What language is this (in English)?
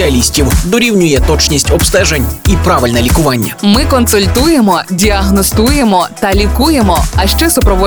Ukrainian